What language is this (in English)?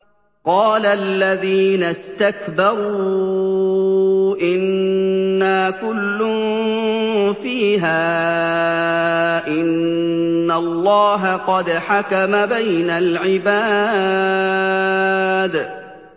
Arabic